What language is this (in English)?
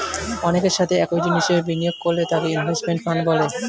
Bangla